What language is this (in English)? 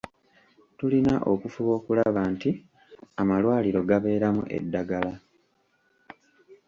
Ganda